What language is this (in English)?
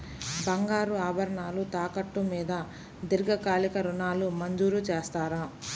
Telugu